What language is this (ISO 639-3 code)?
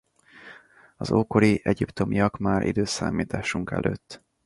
hun